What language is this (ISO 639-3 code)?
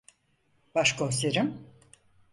tur